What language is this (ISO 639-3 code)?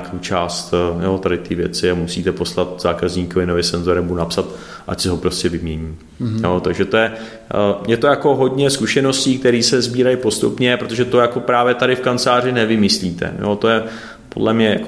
ces